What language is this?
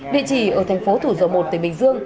Vietnamese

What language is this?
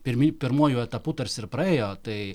Lithuanian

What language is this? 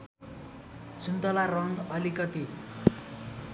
Nepali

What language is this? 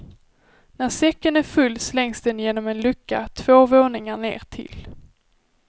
Swedish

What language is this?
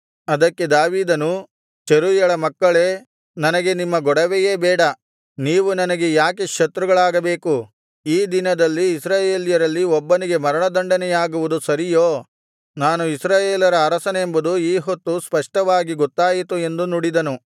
Kannada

